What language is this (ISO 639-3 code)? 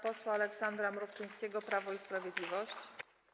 pol